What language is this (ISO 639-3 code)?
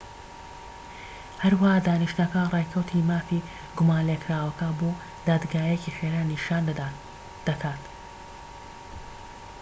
ckb